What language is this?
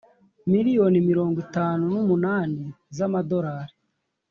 Kinyarwanda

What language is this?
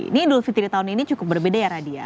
Indonesian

